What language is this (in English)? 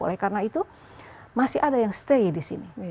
Indonesian